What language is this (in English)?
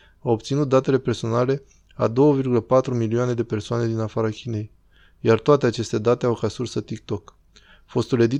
Romanian